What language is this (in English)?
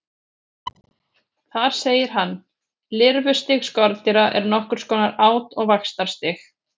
Icelandic